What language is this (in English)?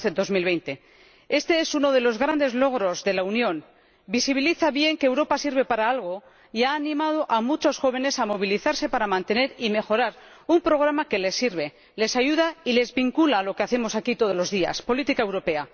Spanish